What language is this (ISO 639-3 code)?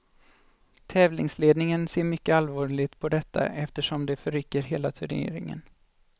swe